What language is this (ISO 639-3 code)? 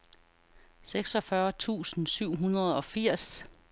dan